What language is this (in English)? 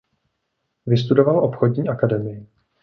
Czech